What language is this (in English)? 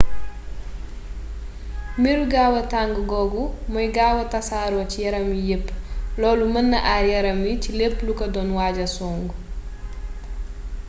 Wolof